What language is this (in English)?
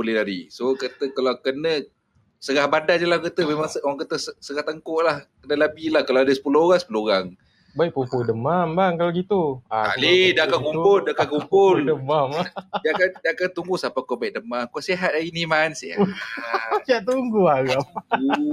Malay